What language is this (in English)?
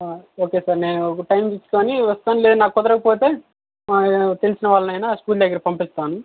Telugu